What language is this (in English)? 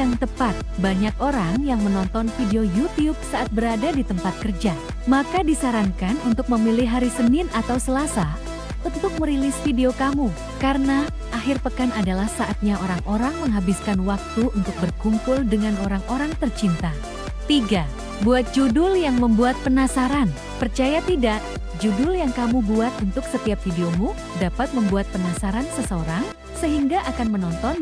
Indonesian